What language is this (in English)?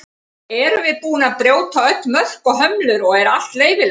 Icelandic